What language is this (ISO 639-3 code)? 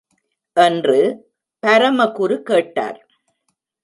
tam